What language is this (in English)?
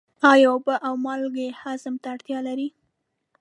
Pashto